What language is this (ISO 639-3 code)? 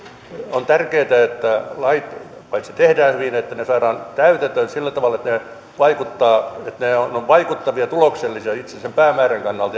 fin